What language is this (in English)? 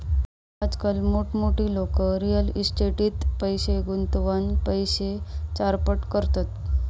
Marathi